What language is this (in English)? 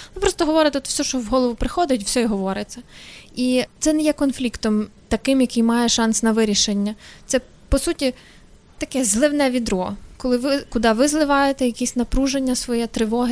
Ukrainian